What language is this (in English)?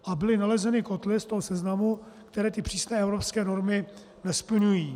Czech